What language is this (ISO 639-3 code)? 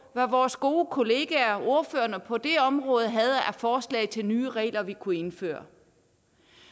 dan